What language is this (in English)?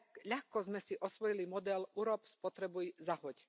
Slovak